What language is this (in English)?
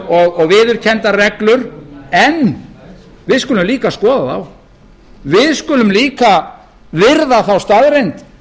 Icelandic